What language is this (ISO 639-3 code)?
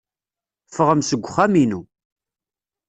kab